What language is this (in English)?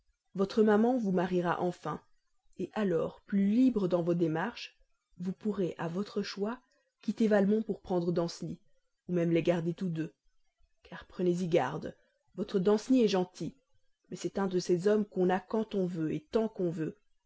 French